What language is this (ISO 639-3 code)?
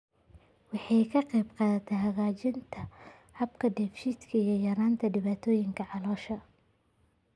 som